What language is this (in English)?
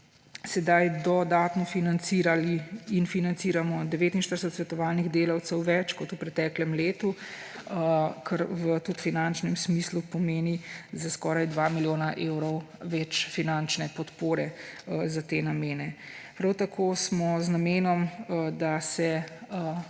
Slovenian